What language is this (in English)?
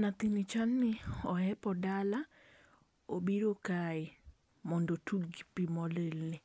Luo (Kenya and Tanzania)